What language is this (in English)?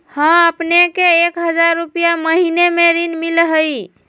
Magahi